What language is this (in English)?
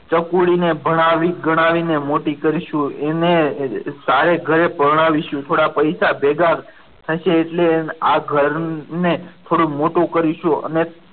Gujarati